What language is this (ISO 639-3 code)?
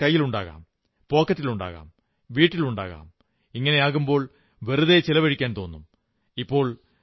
mal